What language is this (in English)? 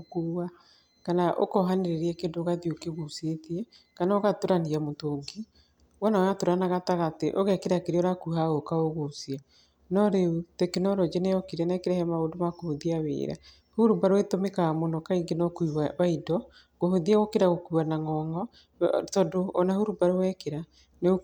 Kikuyu